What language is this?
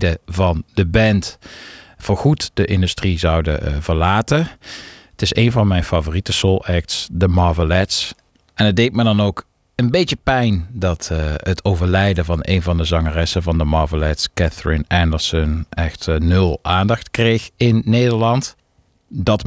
Dutch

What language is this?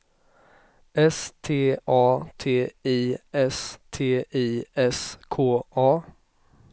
Swedish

